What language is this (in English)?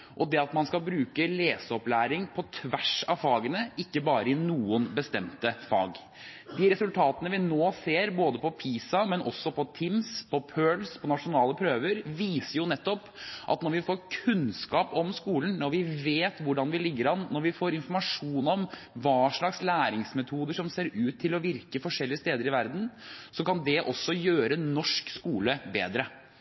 Norwegian Bokmål